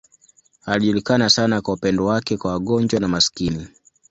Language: Swahili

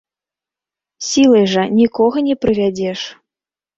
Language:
Belarusian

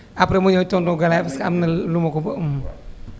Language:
Wolof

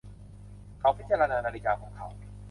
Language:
Thai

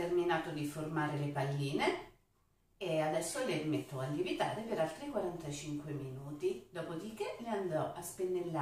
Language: Italian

